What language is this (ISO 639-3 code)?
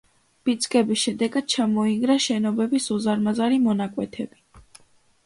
kat